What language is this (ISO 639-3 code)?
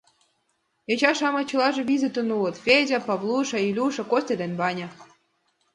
chm